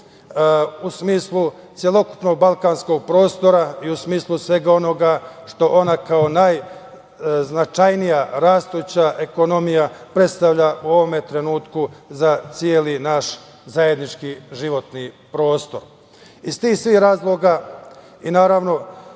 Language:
Serbian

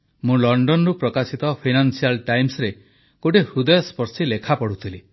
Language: Odia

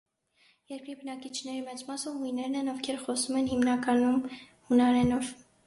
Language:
Armenian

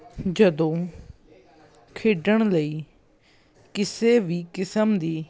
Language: Punjabi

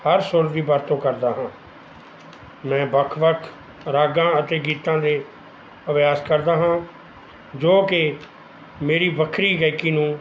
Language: Punjabi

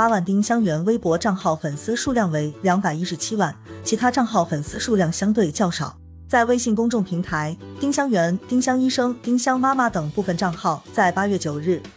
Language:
Chinese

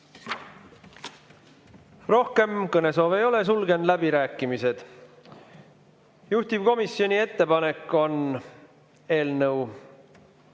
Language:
Estonian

